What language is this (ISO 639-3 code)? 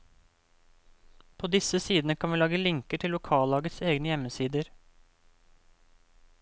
nor